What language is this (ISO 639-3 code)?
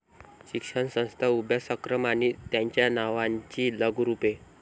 mar